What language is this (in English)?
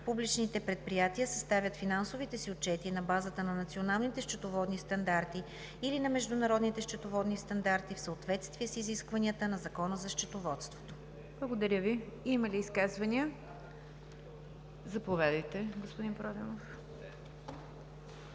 Bulgarian